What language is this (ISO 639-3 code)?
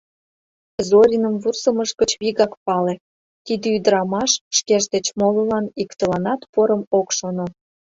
chm